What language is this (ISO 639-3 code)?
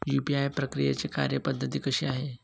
mar